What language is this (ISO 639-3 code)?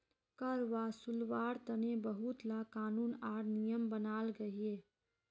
mag